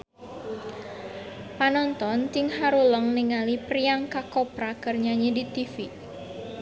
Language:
Sundanese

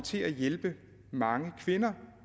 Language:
Danish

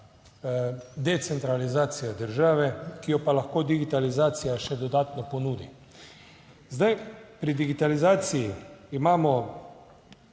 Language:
Slovenian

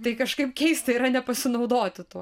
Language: Lithuanian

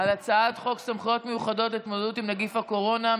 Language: Hebrew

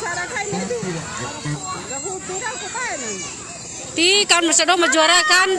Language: Indonesian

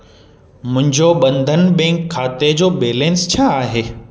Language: Sindhi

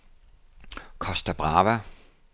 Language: Danish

